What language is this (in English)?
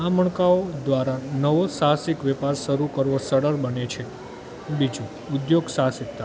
Gujarati